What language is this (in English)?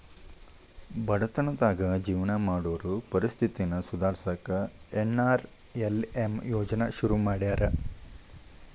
Kannada